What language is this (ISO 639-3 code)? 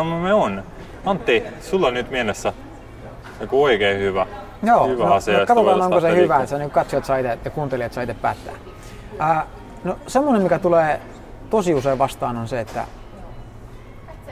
fin